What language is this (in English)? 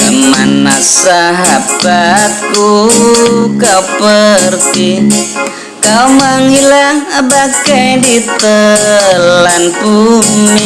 Indonesian